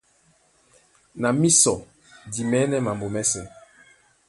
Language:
Duala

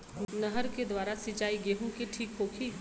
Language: Bhojpuri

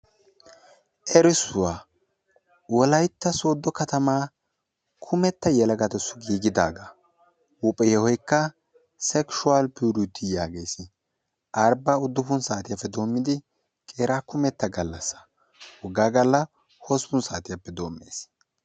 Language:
Wolaytta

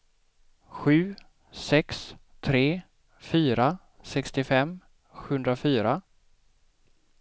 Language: Swedish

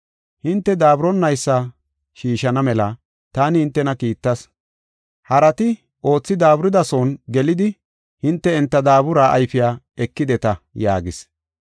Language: Gofa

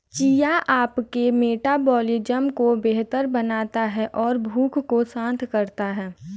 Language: Hindi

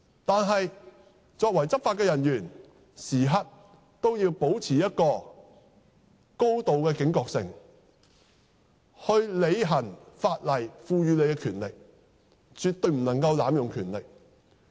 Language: Cantonese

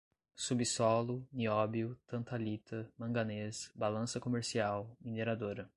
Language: Portuguese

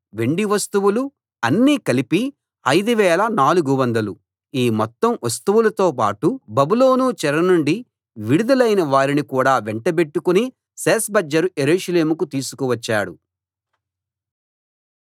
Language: Telugu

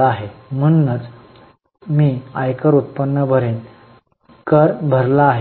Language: Marathi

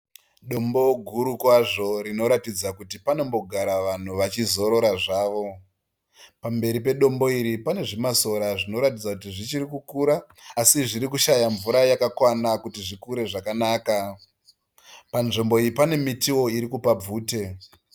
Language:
Shona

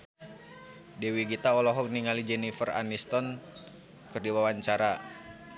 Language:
Sundanese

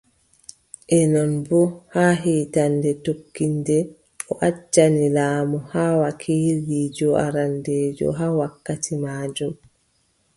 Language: Adamawa Fulfulde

